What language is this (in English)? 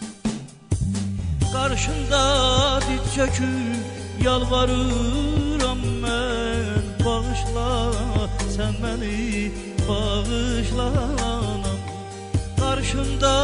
Turkish